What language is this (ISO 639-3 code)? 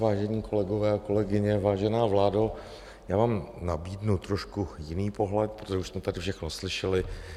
ces